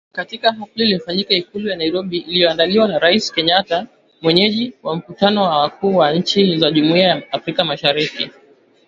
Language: Swahili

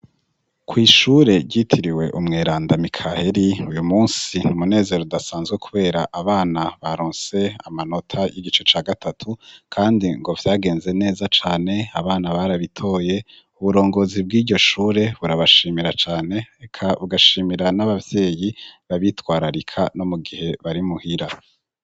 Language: Rundi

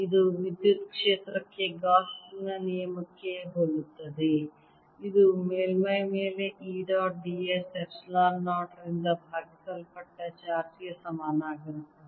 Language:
Kannada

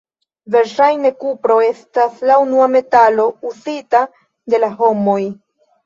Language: Esperanto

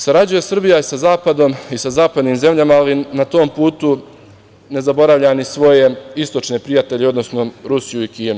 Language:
Serbian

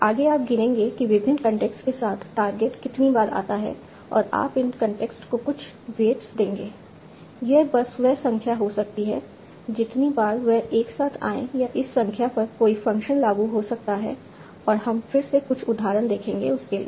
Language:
Hindi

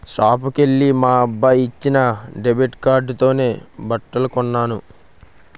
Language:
Telugu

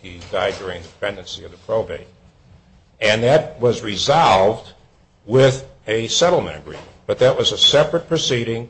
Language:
English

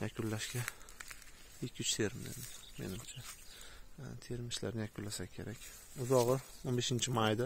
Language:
Turkish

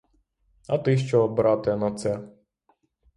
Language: Ukrainian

